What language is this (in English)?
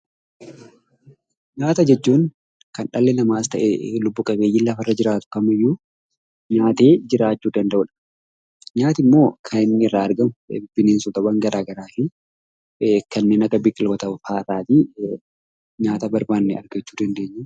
Oromo